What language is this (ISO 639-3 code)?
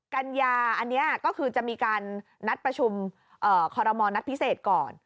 tha